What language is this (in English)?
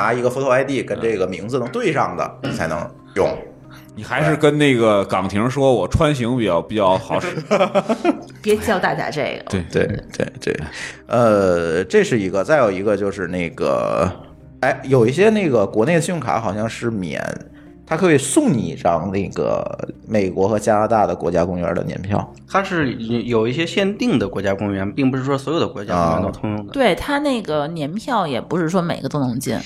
Chinese